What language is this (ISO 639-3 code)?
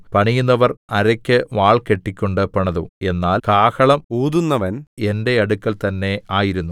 mal